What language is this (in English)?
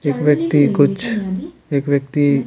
Hindi